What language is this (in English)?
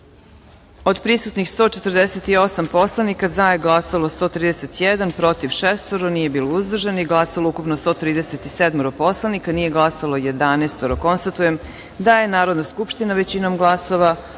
Serbian